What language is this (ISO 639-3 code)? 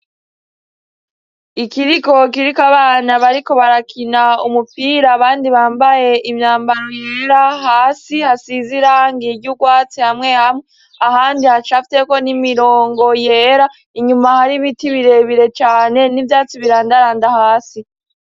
run